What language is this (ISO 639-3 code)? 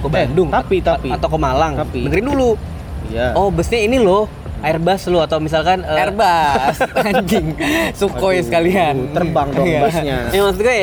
ind